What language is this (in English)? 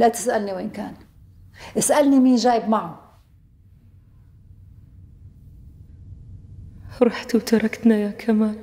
Arabic